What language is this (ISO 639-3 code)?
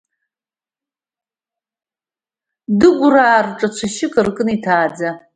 abk